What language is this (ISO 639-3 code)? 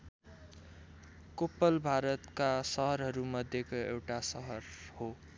nep